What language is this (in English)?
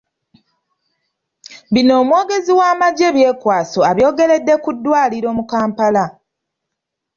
Ganda